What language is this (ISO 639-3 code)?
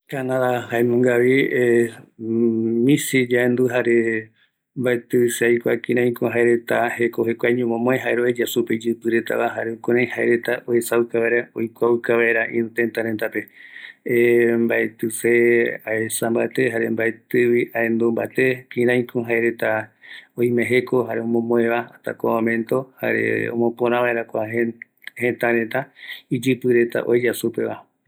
gui